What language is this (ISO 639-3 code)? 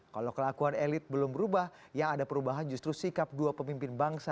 ind